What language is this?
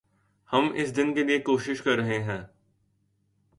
Urdu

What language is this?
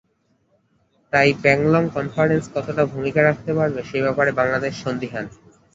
Bangla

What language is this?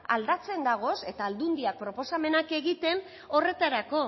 Basque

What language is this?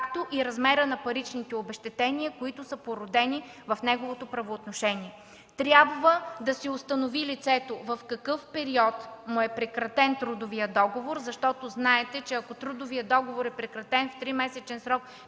Bulgarian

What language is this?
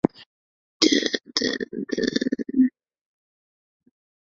Chinese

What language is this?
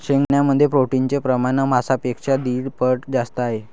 Marathi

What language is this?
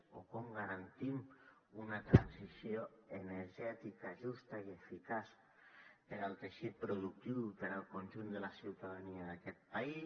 Catalan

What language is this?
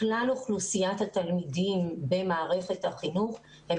Hebrew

